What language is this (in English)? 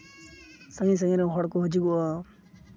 Santali